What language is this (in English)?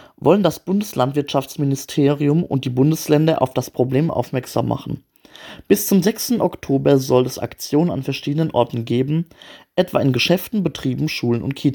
German